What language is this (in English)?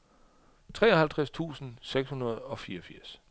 Danish